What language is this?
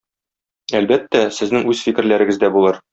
Tatar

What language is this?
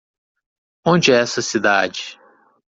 Portuguese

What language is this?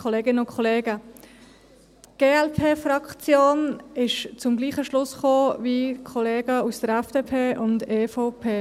Swiss German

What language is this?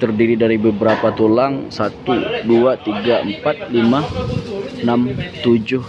Indonesian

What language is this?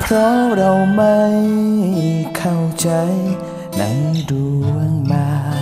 Thai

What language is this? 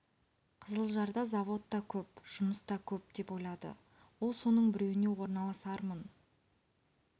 Kazakh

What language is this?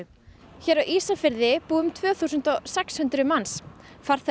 Icelandic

